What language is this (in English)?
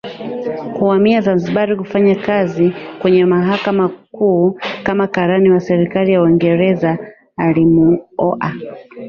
Swahili